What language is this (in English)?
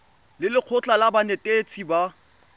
Tswana